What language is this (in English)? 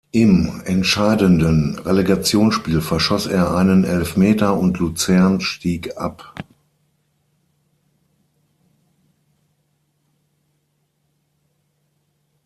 German